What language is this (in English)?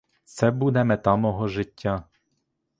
Ukrainian